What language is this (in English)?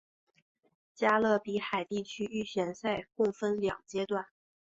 Chinese